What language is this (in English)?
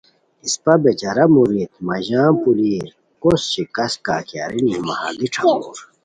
Khowar